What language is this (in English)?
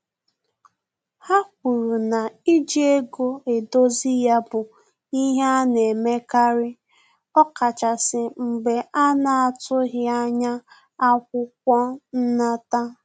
Igbo